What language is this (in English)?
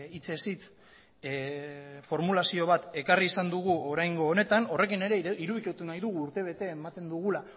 Basque